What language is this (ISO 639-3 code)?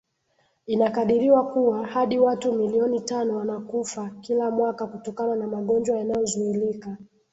swa